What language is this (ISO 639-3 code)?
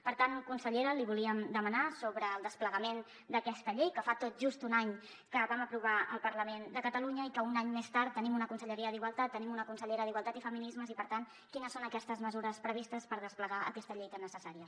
cat